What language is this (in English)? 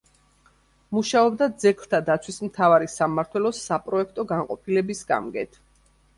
Georgian